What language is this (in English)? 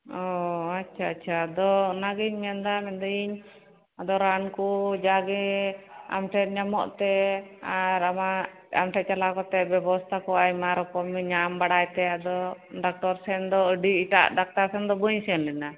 Santali